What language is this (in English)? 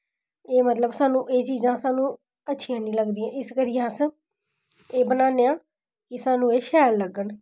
Dogri